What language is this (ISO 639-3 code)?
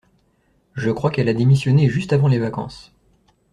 fra